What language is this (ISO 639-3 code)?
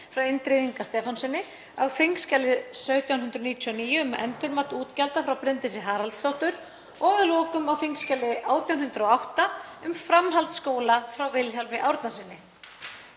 isl